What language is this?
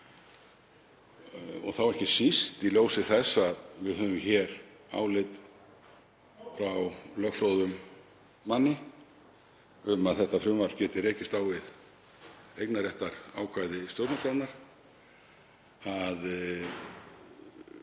Icelandic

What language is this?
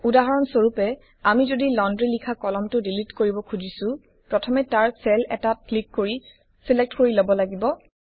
Assamese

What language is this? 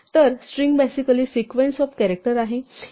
Marathi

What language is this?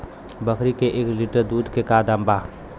Bhojpuri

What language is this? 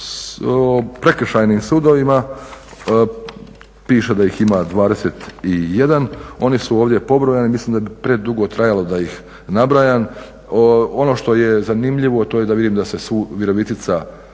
Croatian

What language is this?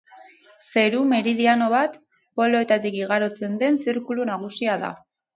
Basque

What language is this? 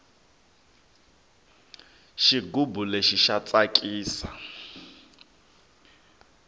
Tsonga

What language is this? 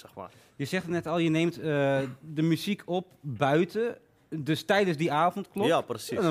Dutch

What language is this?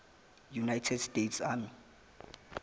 Zulu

